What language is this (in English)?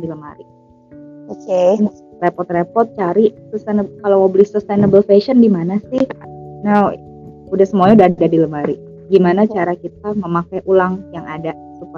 Indonesian